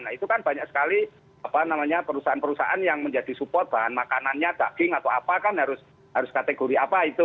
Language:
Indonesian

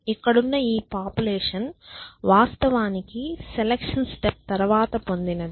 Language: Telugu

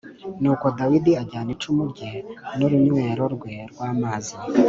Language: Kinyarwanda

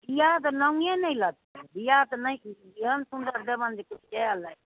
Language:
Maithili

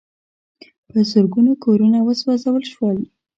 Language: Pashto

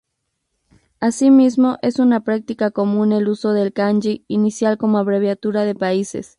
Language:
Spanish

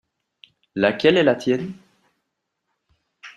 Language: French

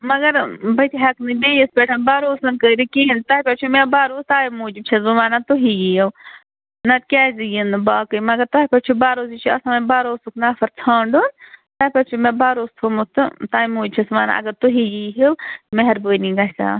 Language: Kashmiri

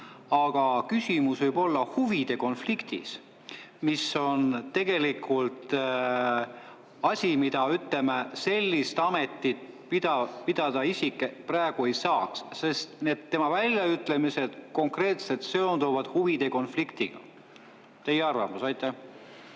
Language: Estonian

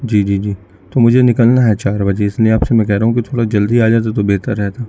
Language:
Urdu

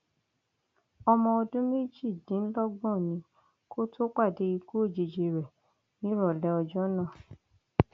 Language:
Yoruba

